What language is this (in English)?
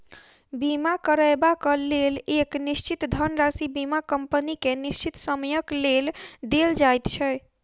Maithili